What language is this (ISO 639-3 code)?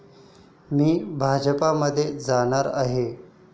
mar